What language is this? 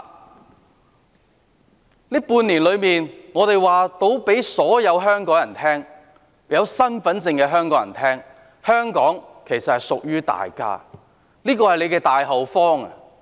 Cantonese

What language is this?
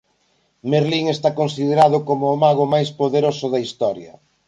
Galician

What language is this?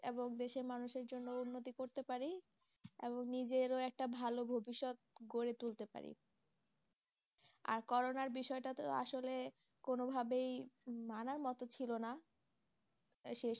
Bangla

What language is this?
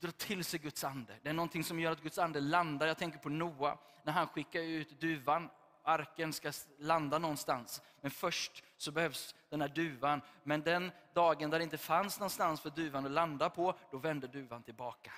Swedish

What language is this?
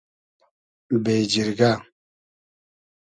Hazaragi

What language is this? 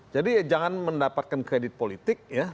Indonesian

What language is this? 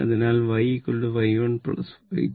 Malayalam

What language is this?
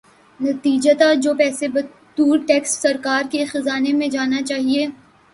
Urdu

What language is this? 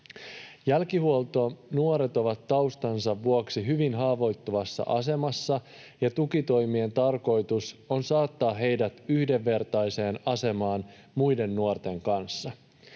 Finnish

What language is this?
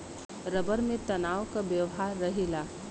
Bhojpuri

